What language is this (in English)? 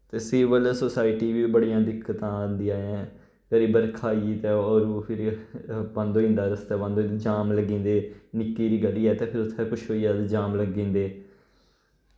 Dogri